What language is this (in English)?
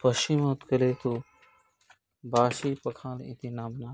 Sanskrit